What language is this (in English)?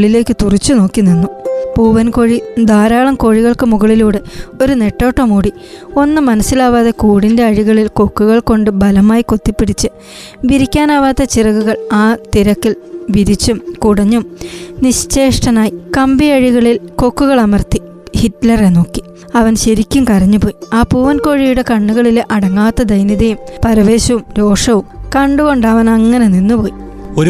Malayalam